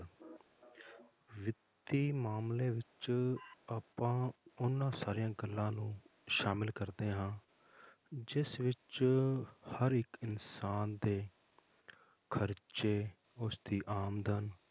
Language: Punjabi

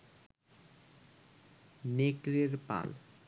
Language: Bangla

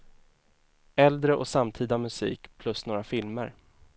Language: Swedish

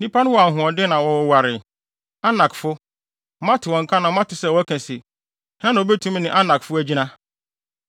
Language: Akan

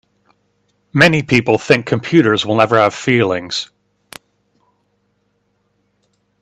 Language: English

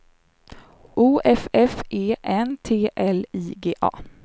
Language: Swedish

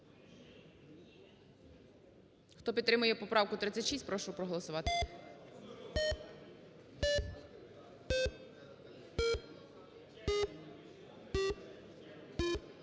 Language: Ukrainian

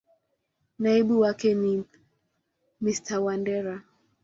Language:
Swahili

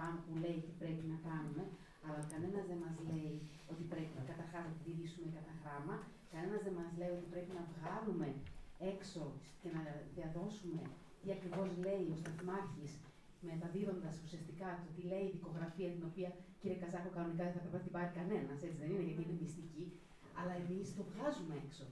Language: Greek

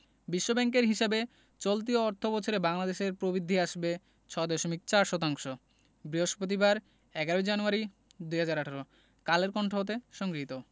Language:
Bangla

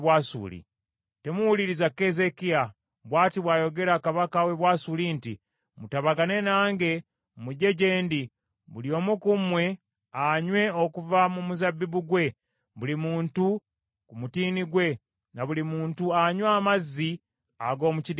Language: Ganda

